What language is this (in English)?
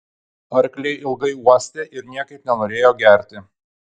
Lithuanian